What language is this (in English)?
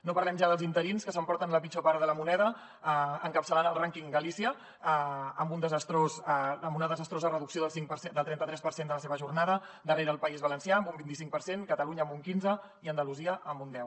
Catalan